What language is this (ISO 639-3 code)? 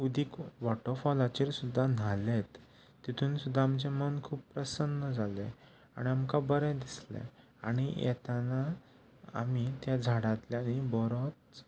kok